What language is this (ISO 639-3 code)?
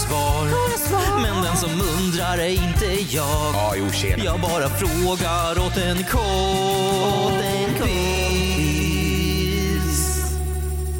swe